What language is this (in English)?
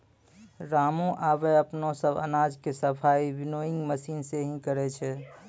Maithili